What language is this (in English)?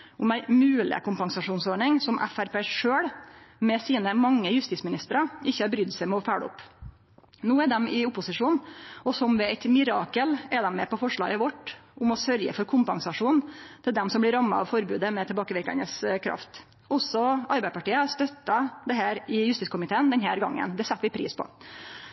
Norwegian Nynorsk